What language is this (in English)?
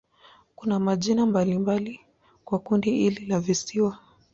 Swahili